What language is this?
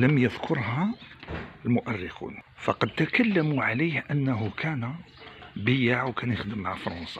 Arabic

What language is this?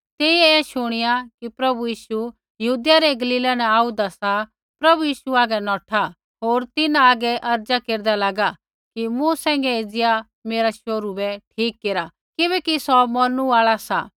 Kullu Pahari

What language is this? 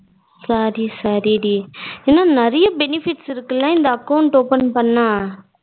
Tamil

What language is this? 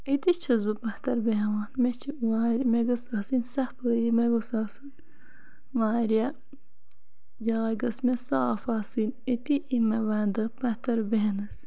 Kashmiri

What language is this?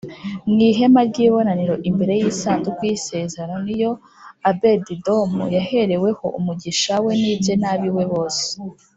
Kinyarwanda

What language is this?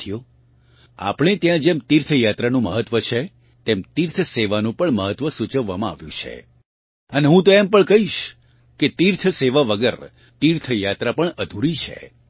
Gujarati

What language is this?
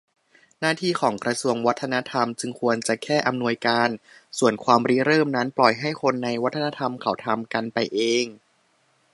Thai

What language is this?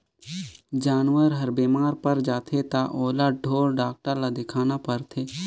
Chhattisgarhi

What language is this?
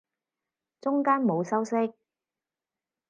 Cantonese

